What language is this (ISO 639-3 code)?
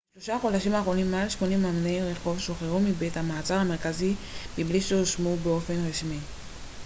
heb